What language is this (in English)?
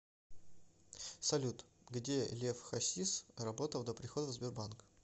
Russian